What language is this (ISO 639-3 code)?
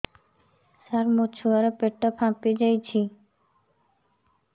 ori